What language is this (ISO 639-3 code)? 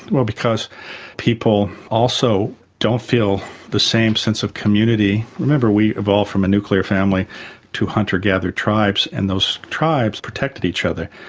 eng